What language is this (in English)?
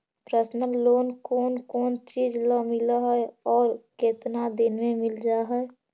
Magahi